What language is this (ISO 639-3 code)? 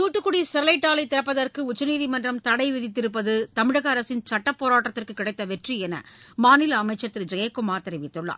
tam